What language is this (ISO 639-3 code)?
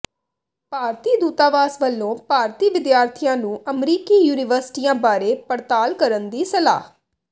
pan